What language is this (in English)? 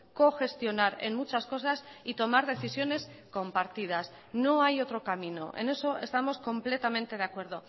Spanish